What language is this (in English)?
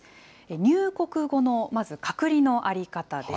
Japanese